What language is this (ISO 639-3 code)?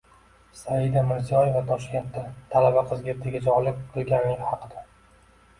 uzb